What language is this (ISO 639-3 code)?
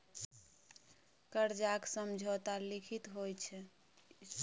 mai